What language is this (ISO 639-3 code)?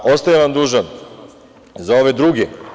srp